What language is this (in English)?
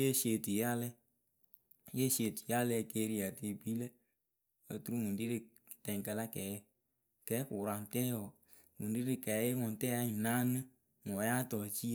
Akebu